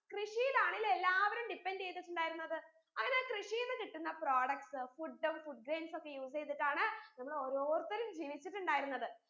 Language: Malayalam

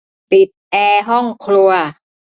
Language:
Thai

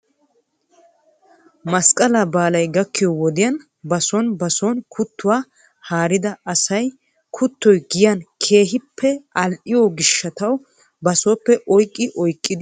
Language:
Wolaytta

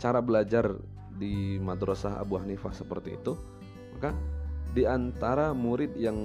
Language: Indonesian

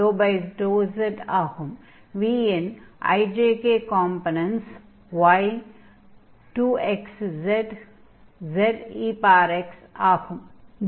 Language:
Tamil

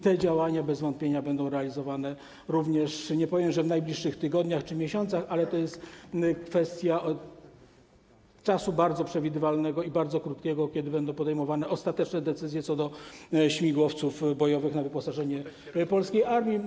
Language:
Polish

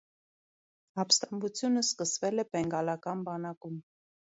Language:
Armenian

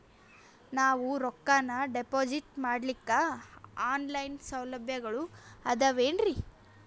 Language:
Kannada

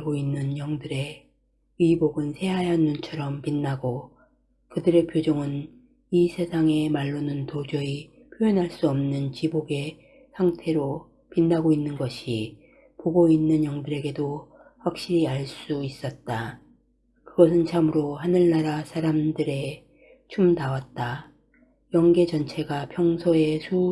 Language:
Korean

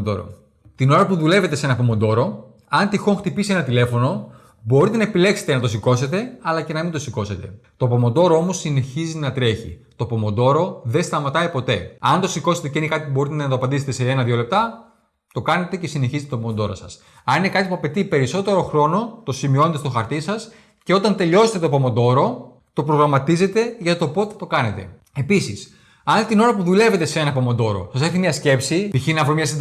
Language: Greek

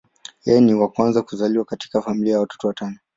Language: Swahili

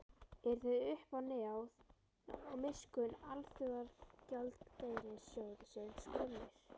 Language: Icelandic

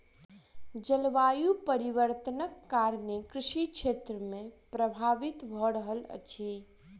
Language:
Maithili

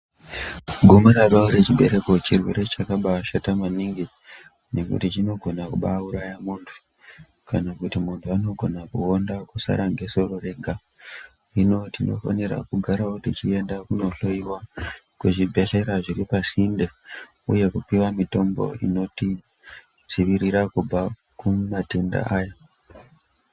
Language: Ndau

